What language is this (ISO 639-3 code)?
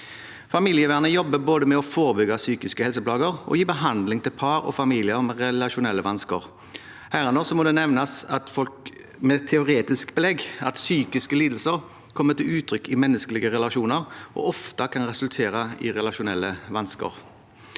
nor